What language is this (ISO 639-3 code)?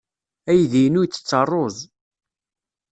kab